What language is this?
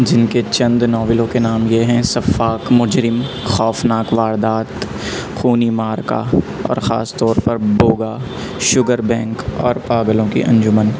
Urdu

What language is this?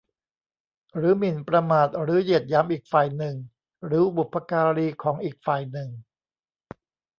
Thai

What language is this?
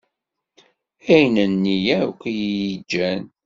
Kabyle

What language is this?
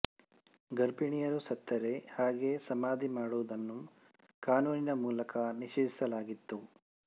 Kannada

